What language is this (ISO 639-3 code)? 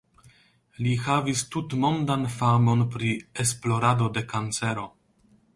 epo